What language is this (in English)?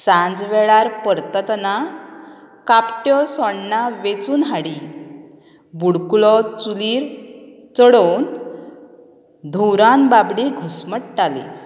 Konkani